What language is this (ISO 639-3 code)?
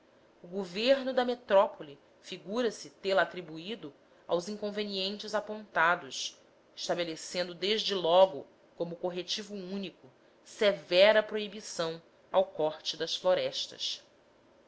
por